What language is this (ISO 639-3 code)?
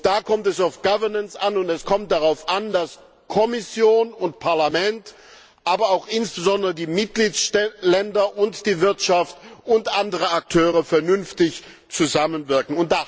deu